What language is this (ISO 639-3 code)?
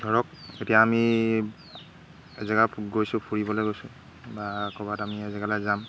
asm